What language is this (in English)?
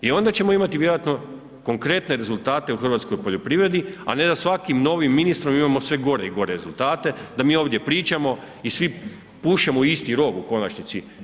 Croatian